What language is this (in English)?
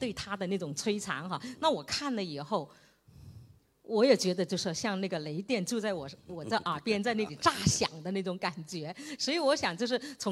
Chinese